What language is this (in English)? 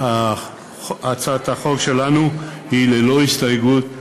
Hebrew